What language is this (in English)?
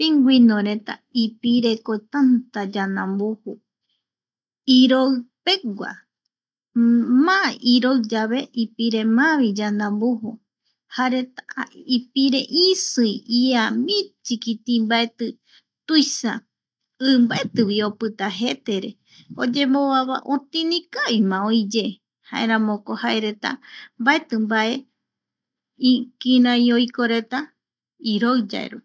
Eastern Bolivian Guaraní